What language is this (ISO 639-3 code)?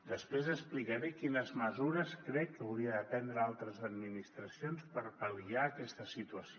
cat